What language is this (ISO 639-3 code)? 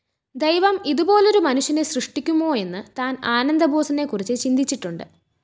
mal